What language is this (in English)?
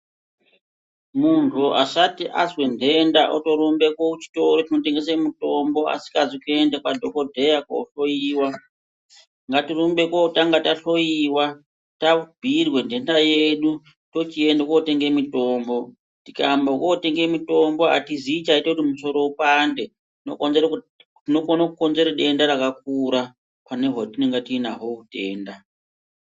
Ndau